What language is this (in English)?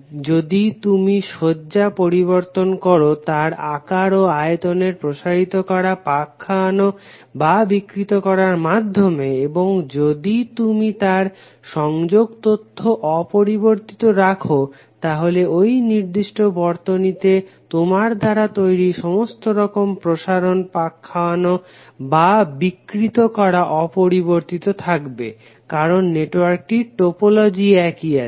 Bangla